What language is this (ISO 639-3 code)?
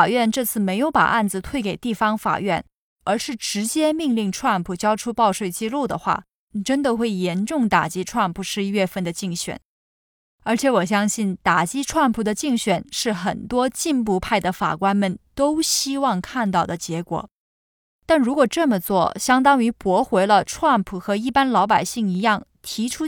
zho